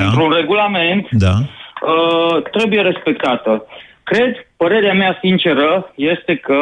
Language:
Romanian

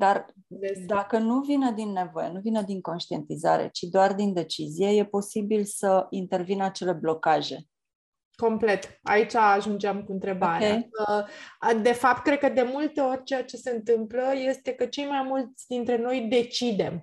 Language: Romanian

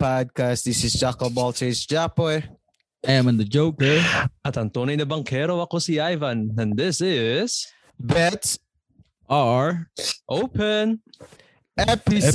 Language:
Filipino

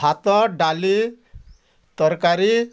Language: Odia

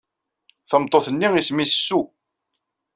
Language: Kabyle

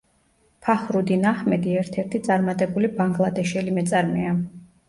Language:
Georgian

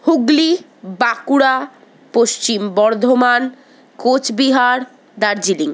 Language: Bangla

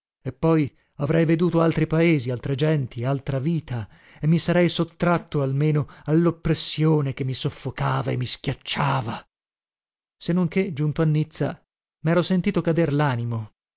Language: Italian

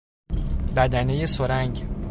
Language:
Persian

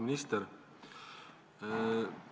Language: Estonian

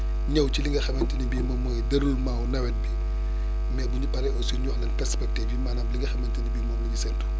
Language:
Wolof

